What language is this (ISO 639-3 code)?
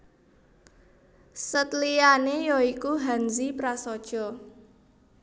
jav